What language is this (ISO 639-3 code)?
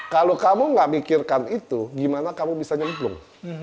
ind